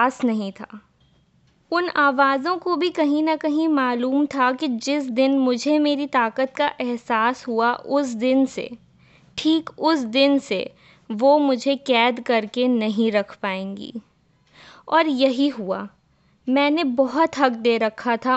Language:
Hindi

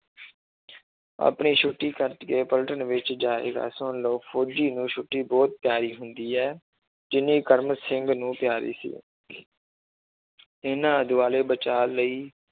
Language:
Punjabi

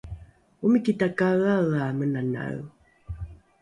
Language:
Rukai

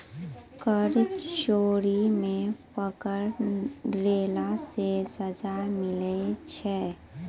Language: Maithili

